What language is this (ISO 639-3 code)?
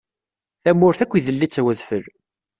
kab